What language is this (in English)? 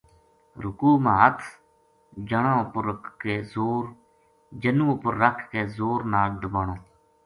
Gujari